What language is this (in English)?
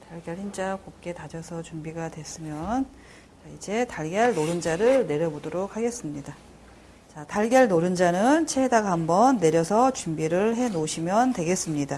Korean